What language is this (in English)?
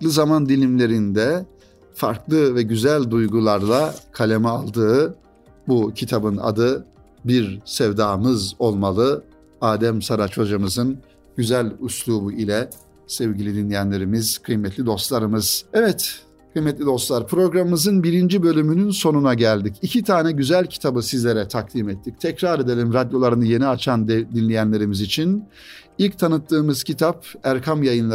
Turkish